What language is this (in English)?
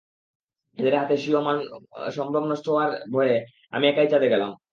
Bangla